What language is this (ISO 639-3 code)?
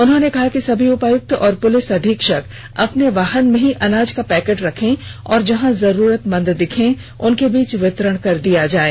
hin